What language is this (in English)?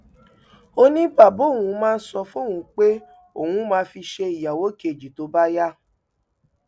Yoruba